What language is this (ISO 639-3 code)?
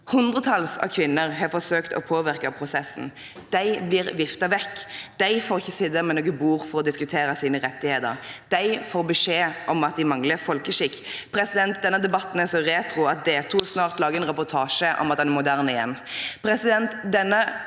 nor